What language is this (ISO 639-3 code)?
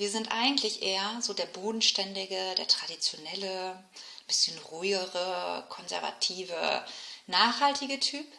deu